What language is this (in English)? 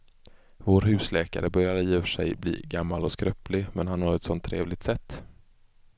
Swedish